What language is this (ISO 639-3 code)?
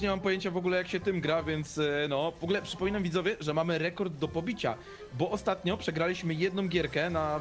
pol